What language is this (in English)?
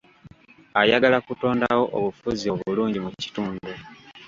Ganda